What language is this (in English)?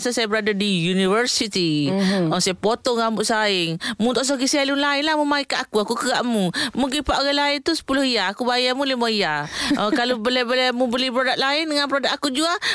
Malay